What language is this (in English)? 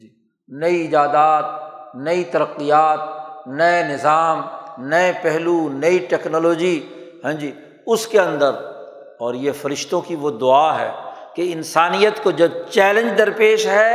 Urdu